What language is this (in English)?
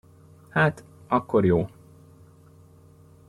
Hungarian